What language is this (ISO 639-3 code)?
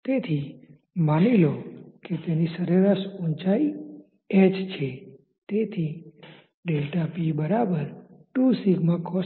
guj